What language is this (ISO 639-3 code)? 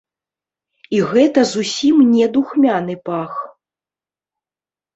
bel